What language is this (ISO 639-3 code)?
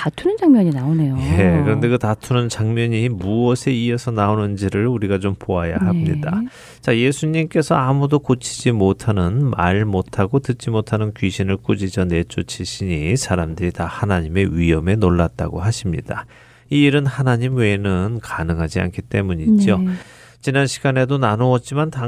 kor